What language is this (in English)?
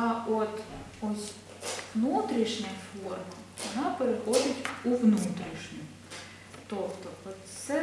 Ukrainian